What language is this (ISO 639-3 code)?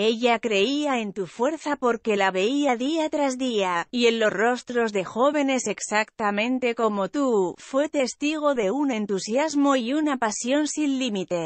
spa